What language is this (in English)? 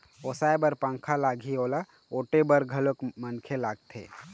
Chhattisgarhi